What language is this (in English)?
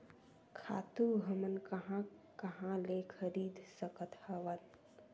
Chhattisgarhi